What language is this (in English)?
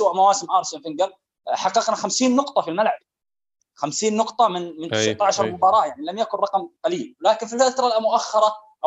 Arabic